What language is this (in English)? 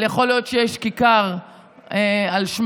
Hebrew